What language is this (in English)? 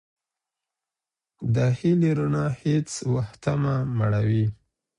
Pashto